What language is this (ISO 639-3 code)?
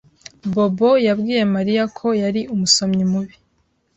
kin